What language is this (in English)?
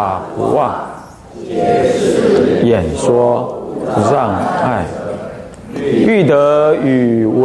Chinese